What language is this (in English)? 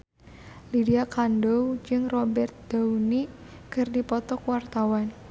Sundanese